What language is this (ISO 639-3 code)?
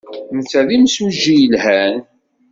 kab